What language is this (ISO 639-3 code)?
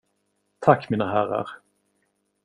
swe